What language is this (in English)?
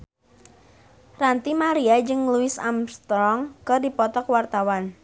Sundanese